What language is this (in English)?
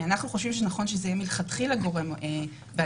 Hebrew